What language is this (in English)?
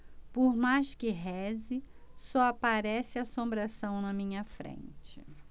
Portuguese